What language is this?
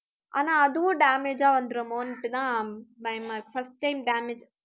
Tamil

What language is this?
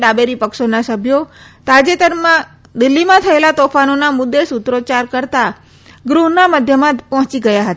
Gujarati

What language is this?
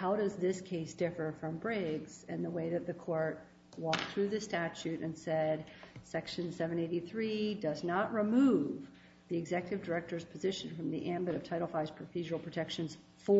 English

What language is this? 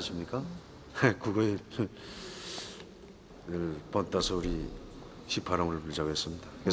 Korean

